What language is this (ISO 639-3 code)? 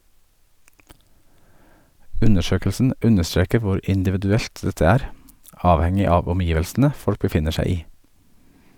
nor